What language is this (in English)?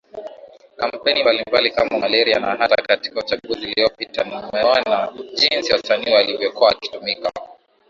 Swahili